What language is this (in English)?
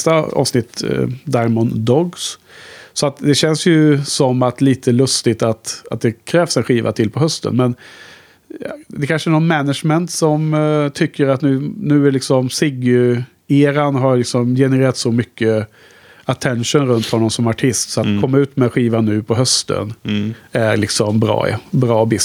Swedish